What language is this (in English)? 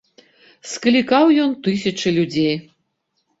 Belarusian